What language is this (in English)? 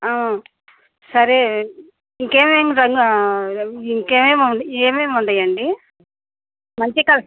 Telugu